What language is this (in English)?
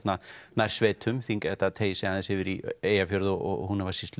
Icelandic